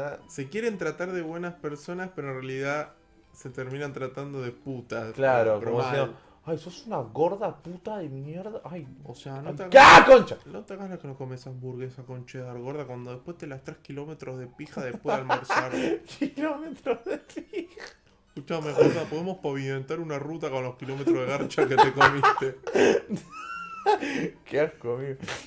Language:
Spanish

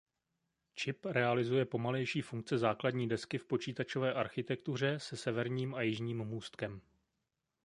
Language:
Czech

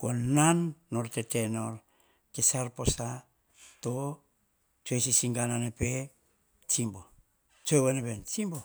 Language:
Hahon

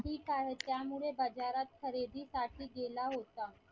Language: Marathi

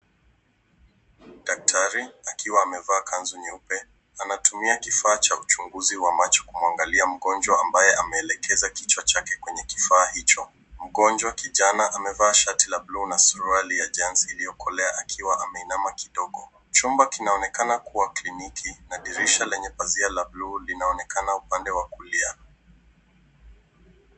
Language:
Swahili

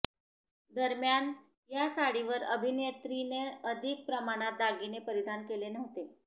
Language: Marathi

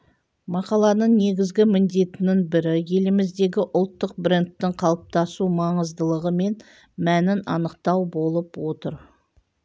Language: Kazakh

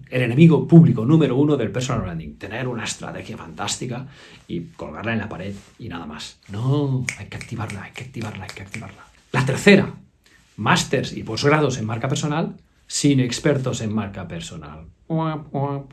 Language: Spanish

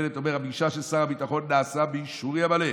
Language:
Hebrew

